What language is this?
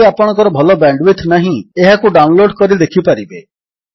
Odia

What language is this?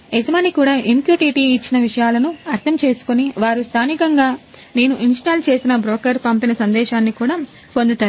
Telugu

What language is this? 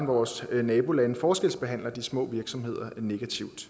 Danish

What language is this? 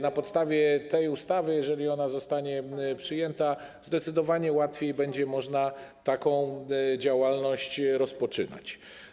Polish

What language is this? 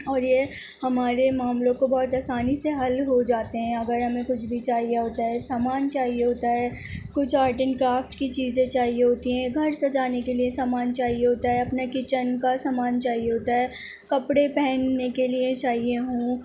Urdu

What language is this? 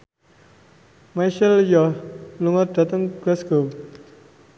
Javanese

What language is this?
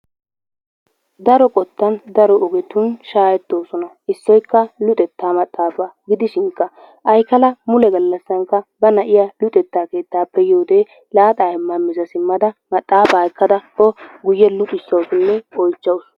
Wolaytta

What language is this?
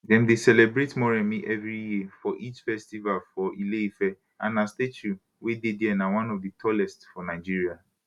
Nigerian Pidgin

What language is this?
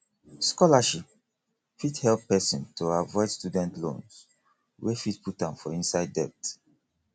Nigerian Pidgin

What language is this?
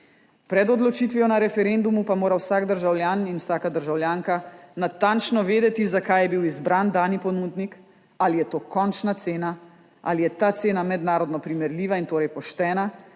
Slovenian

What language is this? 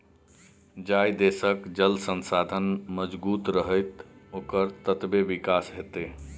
Maithili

